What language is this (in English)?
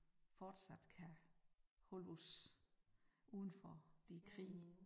Danish